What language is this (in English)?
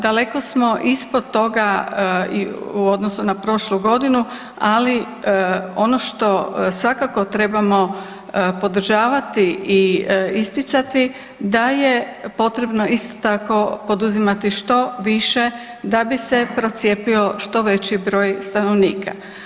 Croatian